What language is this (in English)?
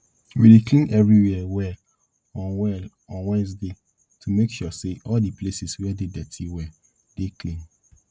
Nigerian Pidgin